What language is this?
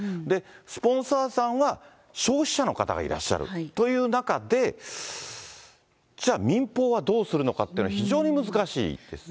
Japanese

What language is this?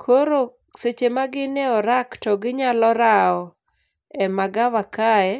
Luo (Kenya and Tanzania)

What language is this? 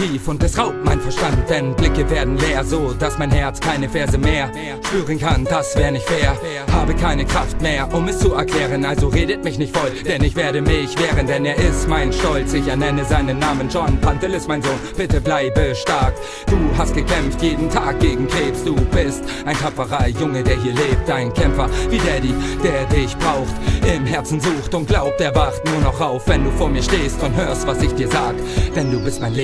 German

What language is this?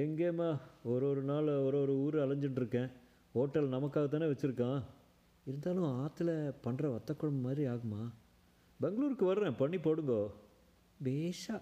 Tamil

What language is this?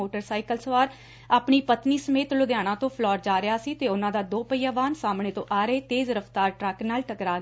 Punjabi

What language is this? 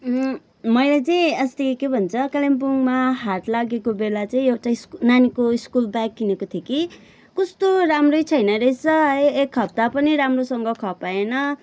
Nepali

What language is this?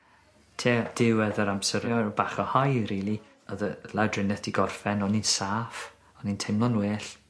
Welsh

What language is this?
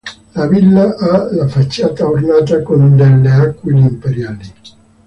Italian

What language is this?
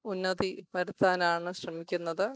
Malayalam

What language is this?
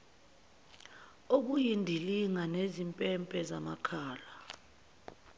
Zulu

